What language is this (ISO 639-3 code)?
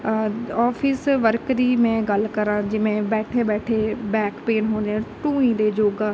pan